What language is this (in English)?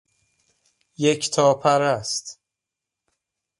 Persian